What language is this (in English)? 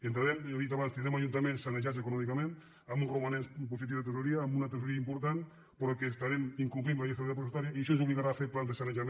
Catalan